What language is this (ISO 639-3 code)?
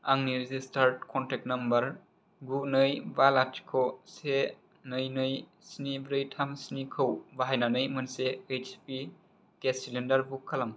brx